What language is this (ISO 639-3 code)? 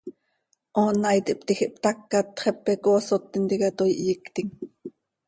sei